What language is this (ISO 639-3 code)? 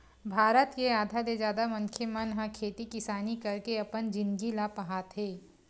hne